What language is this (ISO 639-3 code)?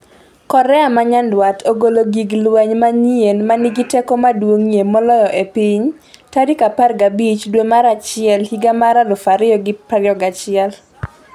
luo